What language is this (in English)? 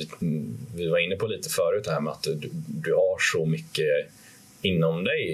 Swedish